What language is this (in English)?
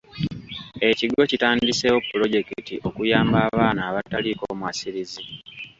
Ganda